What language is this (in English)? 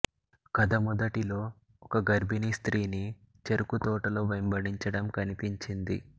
Telugu